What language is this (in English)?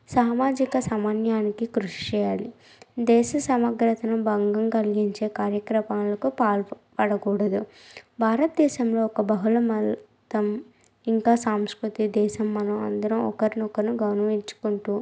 Telugu